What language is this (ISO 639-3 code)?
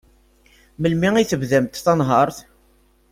kab